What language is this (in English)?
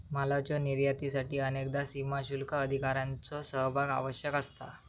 Marathi